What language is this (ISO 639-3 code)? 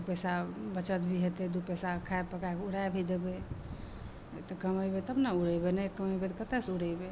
mai